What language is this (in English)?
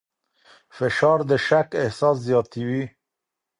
Pashto